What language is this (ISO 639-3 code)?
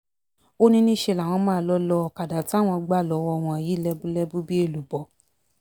yor